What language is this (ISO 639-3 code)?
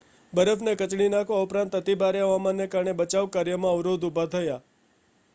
guj